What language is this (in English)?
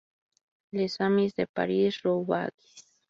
Spanish